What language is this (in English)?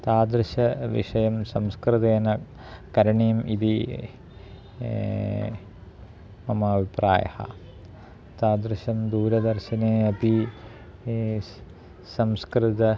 Sanskrit